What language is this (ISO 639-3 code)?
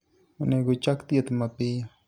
luo